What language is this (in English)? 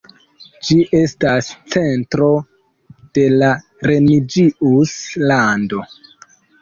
Esperanto